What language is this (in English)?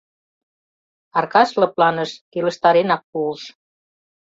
Mari